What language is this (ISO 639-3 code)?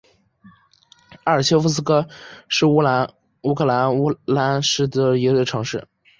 zho